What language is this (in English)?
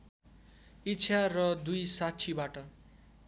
Nepali